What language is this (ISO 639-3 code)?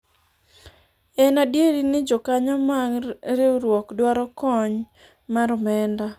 luo